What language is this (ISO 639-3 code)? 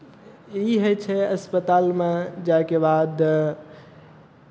mai